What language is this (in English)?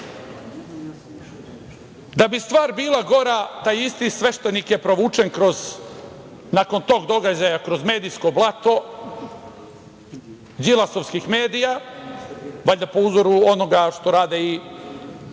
Serbian